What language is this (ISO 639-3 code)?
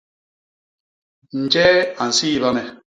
bas